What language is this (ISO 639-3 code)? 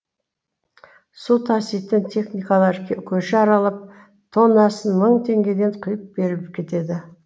kaz